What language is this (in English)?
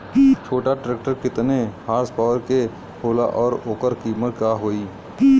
Bhojpuri